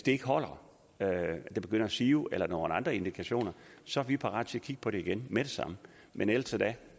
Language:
Danish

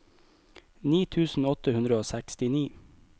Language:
Norwegian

